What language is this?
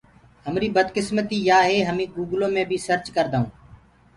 Gurgula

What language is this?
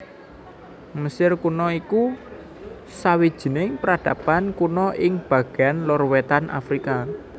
Javanese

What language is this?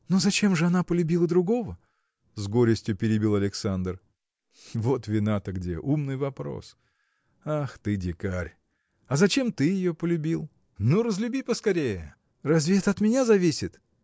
Russian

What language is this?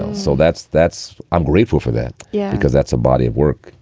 English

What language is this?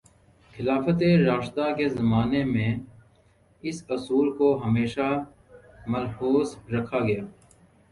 Urdu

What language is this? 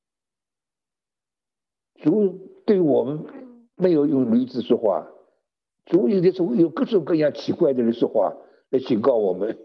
Chinese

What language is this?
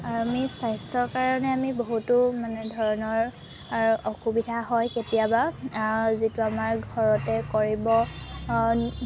Assamese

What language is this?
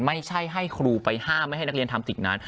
Thai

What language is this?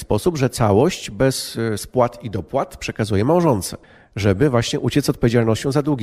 Polish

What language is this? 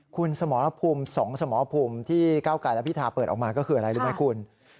Thai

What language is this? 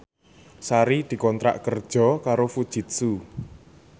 Javanese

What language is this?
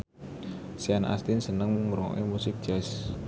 Javanese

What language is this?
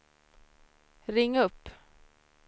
Swedish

